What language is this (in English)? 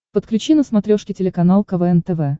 Russian